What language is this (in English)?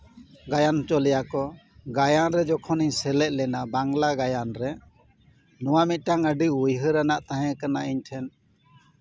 Santali